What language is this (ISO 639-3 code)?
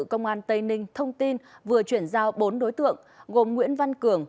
vie